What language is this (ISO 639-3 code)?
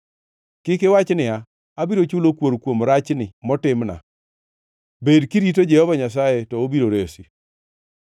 luo